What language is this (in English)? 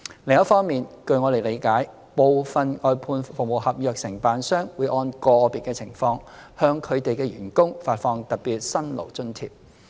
Cantonese